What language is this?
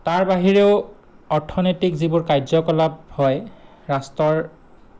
Assamese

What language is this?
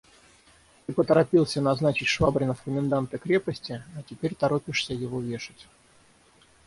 Russian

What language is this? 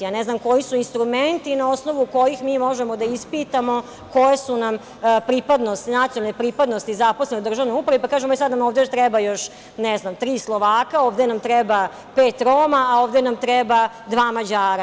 Serbian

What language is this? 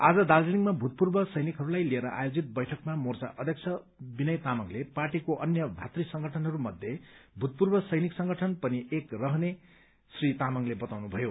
Nepali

